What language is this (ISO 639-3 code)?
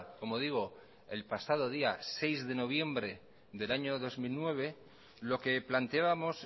spa